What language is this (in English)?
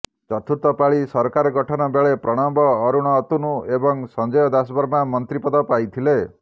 Odia